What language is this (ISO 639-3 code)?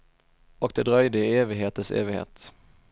swe